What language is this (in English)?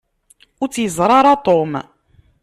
Kabyle